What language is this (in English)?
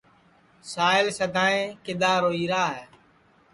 Sansi